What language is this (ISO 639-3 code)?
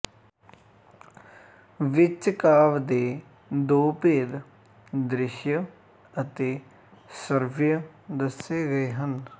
pan